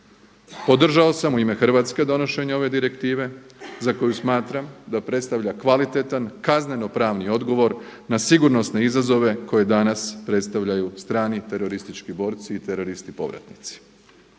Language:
Croatian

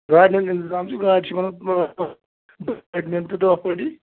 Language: Kashmiri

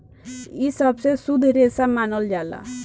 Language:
Bhojpuri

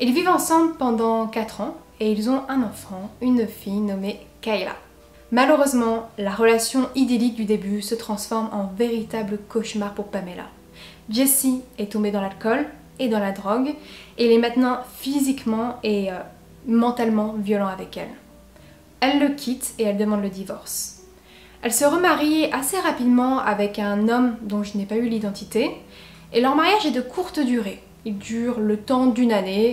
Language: French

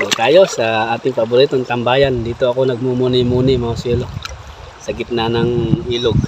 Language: Filipino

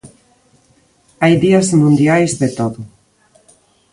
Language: Galician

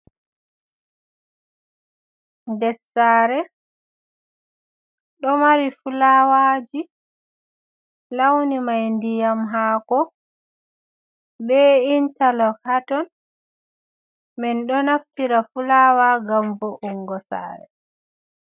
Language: Fula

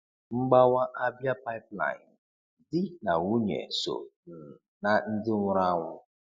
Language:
Igbo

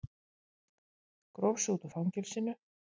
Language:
Icelandic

